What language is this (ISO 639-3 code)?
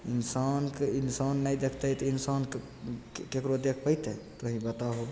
mai